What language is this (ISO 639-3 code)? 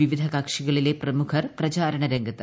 mal